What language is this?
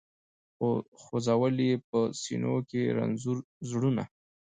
Pashto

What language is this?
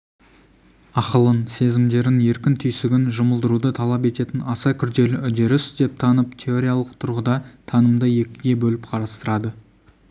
Kazakh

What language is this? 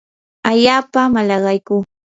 Yanahuanca Pasco Quechua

